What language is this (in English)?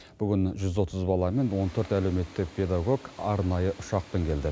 Kazakh